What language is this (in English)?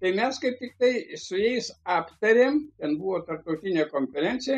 Lithuanian